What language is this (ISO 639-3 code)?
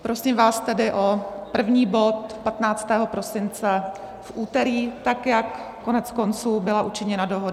ces